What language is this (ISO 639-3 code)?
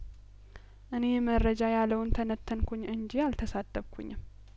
amh